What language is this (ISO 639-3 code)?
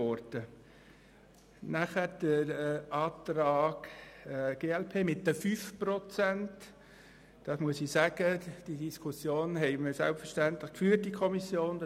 gsw